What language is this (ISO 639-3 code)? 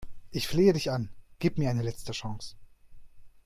deu